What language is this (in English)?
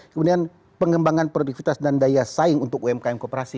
Indonesian